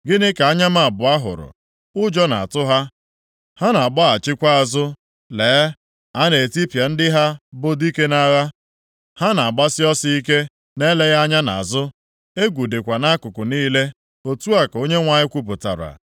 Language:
Igbo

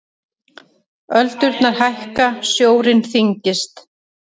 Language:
Icelandic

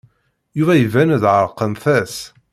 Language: Kabyle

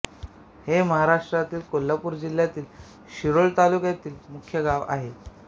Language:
Marathi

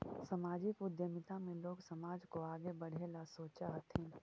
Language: Magahi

